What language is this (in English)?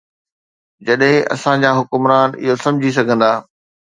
Sindhi